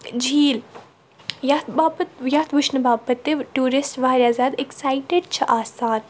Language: Kashmiri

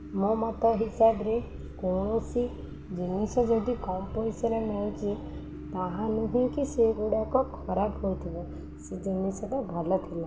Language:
Odia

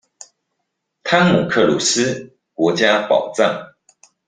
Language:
Chinese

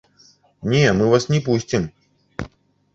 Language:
Belarusian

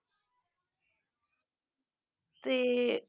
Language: Punjabi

